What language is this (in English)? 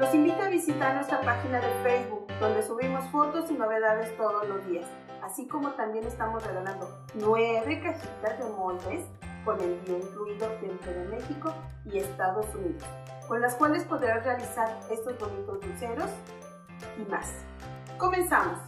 Spanish